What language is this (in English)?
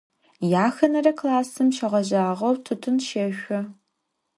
Adyghe